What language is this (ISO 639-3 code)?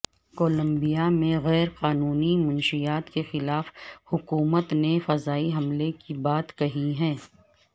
urd